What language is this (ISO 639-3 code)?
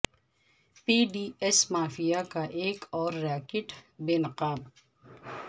urd